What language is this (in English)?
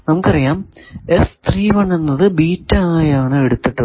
Malayalam